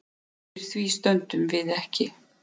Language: Icelandic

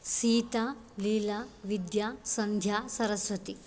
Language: Sanskrit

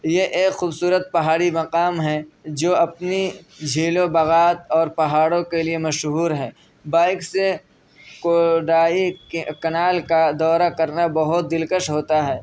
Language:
Urdu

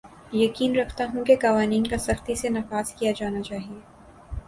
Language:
Urdu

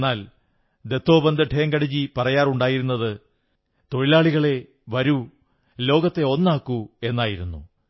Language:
Malayalam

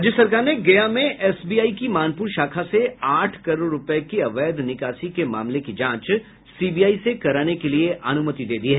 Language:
Hindi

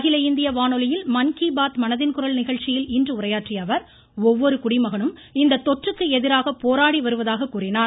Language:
Tamil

